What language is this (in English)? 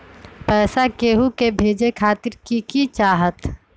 Magahi